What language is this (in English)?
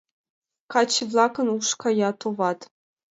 Mari